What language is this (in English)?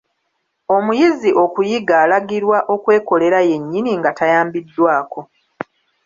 Ganda